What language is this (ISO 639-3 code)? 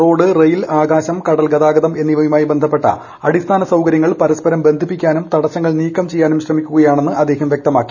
mal